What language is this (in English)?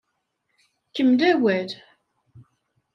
Kabyle